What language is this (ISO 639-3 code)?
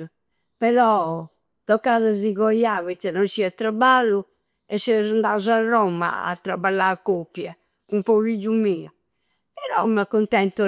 sro